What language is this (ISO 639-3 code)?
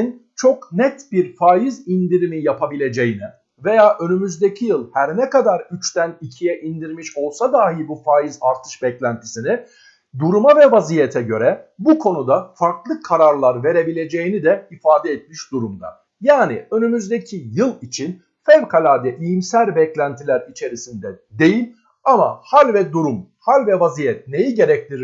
tur